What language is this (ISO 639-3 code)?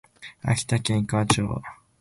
jpn